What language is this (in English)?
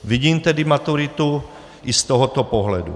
Czech